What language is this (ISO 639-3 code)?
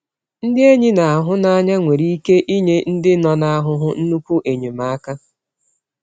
ibo